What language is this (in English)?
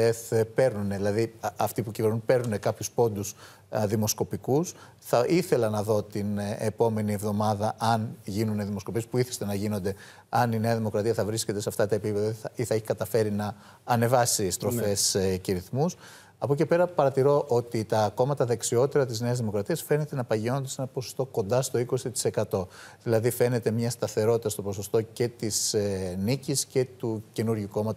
Greek